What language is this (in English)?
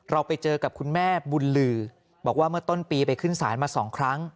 Thai